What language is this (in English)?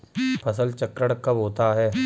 Hindi